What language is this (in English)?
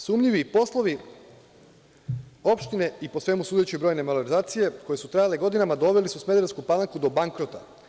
Serbian